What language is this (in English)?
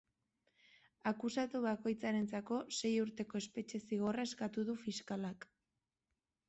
Basque